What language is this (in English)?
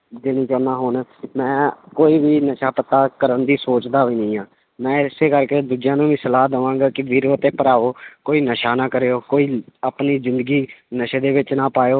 Punjabi